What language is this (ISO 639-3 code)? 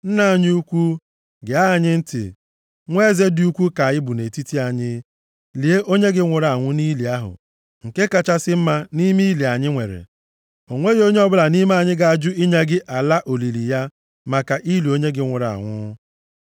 ibo